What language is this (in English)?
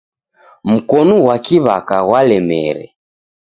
Taita